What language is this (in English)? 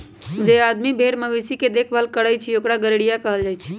Magahi